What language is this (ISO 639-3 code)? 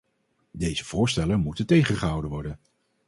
nld